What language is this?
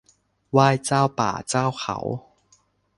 Thai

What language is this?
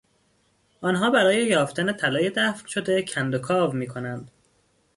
Persian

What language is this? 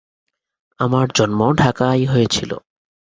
Bangla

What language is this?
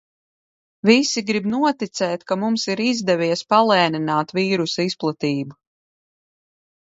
Latvian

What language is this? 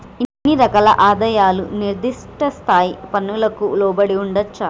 Telugu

